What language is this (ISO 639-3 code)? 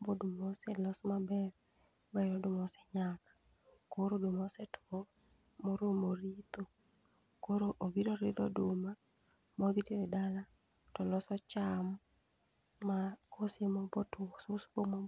luo